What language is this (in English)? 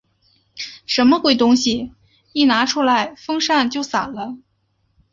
Chinese